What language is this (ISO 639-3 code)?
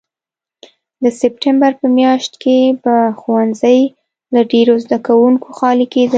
pus